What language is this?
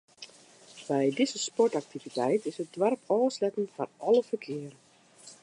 Western Frisian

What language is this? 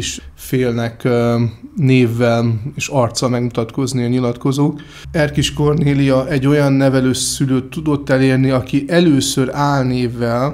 Hungarian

